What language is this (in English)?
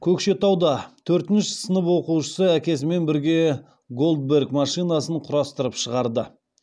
Kazakh